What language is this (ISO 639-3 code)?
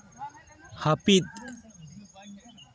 sat